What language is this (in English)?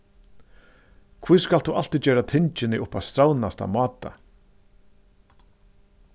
Faroese